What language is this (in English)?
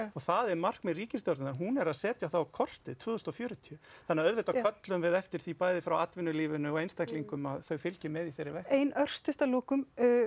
Icelandic